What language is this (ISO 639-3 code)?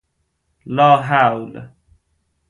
fas